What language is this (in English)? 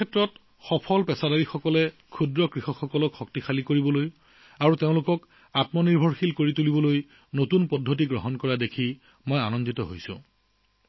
Assamese